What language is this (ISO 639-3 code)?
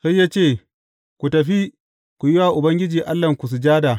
hau